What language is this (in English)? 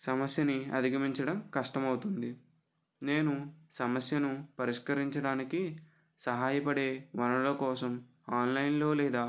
Telugu